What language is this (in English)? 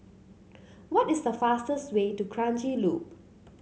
English